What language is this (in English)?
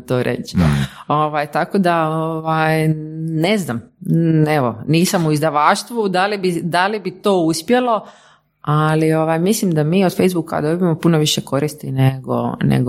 Croatian